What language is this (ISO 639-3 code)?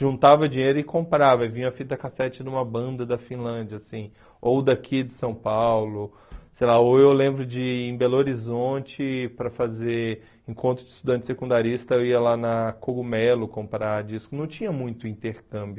por